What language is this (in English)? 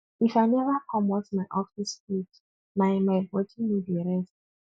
Nigerian Pidgin